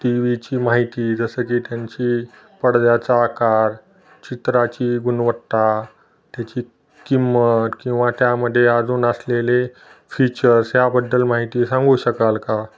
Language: Marathi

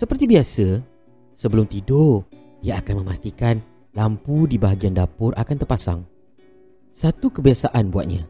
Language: Malay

